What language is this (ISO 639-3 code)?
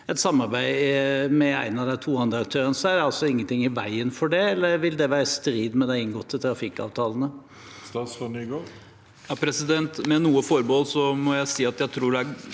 nor